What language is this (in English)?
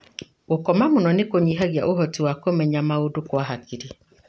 Kikuyu